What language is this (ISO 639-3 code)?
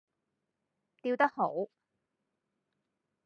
yue